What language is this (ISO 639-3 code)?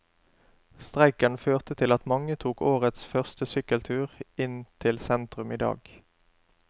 nor